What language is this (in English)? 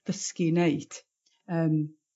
Welsh